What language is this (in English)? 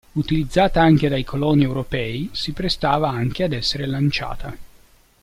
Italian